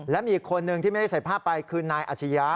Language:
Thai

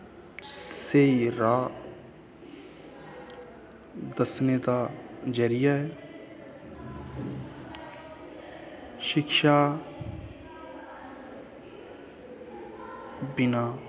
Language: Dogri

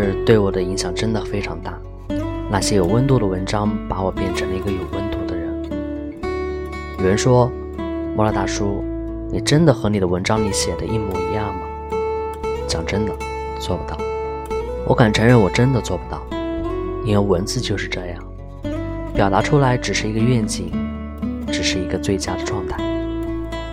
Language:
Chinese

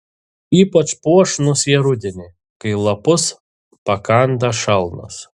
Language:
Lithuanian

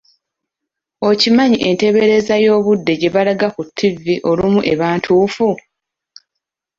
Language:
Ganda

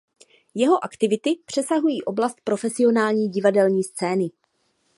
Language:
Czech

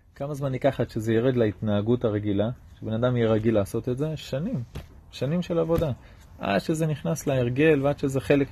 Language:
Hebrew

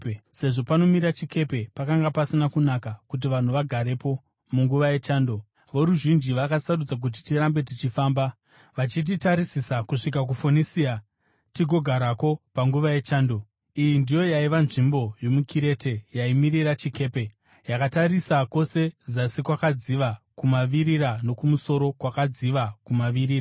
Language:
Shona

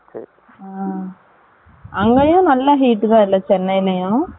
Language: Tamil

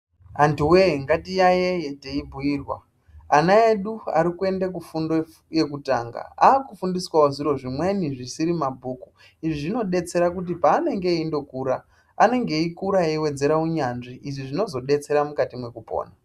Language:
Ndau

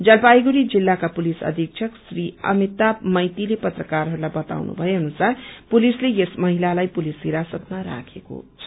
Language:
Nepali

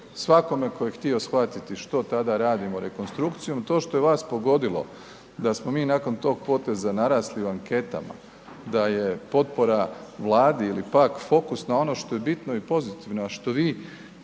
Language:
Croatian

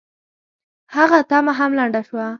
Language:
Pashto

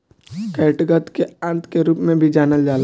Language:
Bhojpuri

